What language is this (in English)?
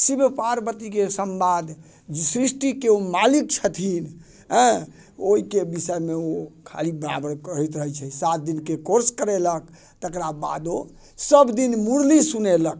Maithili